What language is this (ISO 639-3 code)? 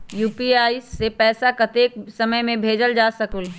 mag